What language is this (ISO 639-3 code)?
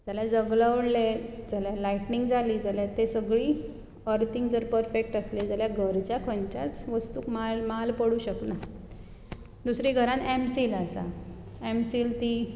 kok